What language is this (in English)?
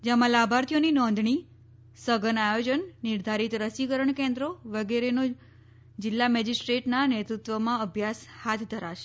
Gujarati